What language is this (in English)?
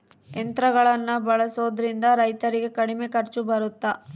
Kannada